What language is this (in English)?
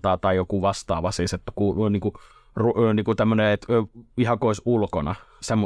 Finnish